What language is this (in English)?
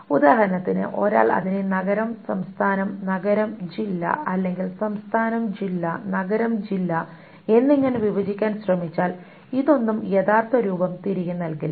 Malayalam